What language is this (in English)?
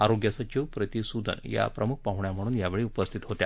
Marathi